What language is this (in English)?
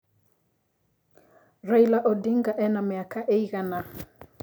Kikuyu